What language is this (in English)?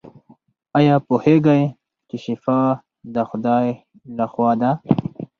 Pashto